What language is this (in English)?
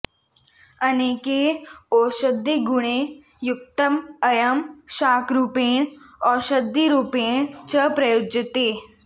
Sanskrit